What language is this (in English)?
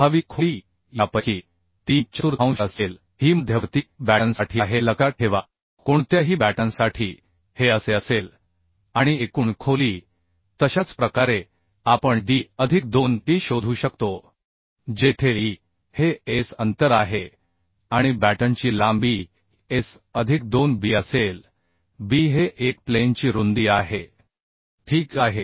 Marathi